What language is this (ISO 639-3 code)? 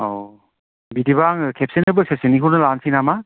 brx